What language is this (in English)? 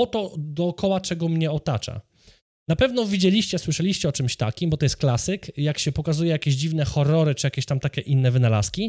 Polish